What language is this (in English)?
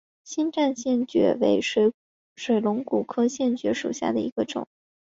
Chinese